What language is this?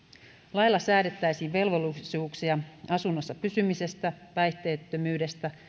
Finnish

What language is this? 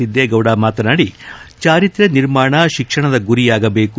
Kannada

